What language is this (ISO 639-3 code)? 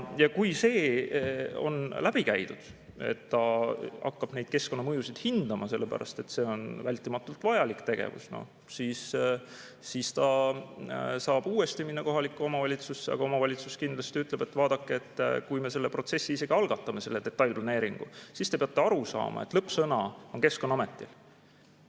est